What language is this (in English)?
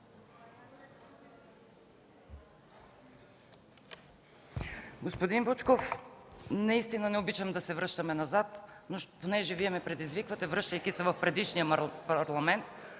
Bulgarian